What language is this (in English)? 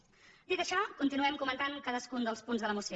Catalan